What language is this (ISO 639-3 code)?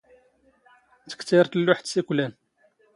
zgh